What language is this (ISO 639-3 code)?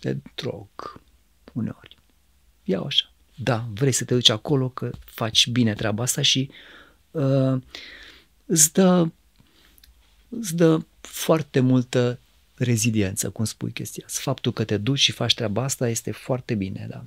ron